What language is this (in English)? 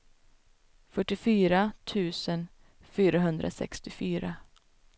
Swedish